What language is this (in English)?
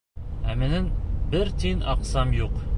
Bashkir